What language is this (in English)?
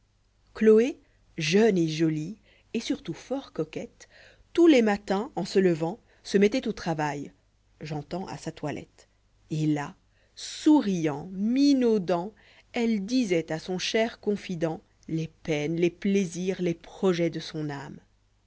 French